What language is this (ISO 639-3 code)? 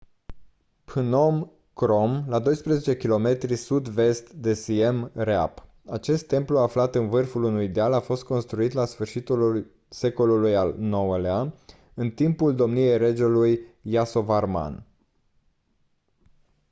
ron